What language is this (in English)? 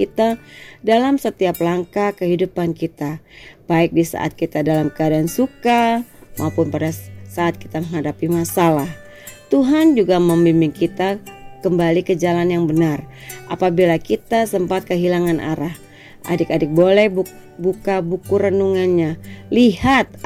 Indonesian